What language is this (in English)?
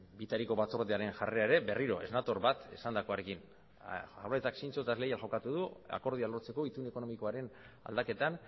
Basque